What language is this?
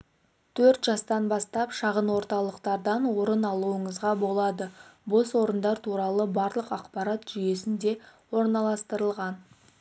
Kazakh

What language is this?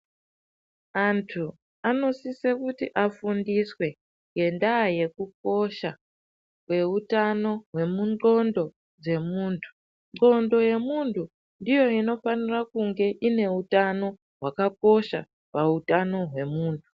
Ndau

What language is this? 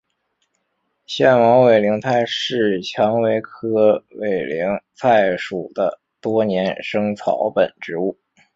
Chinese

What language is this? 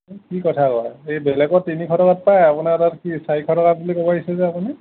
Assamese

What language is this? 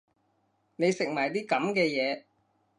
Cantonese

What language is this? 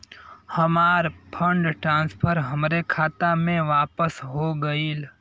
Bhojpuri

